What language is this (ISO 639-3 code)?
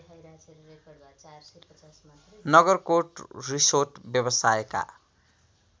nep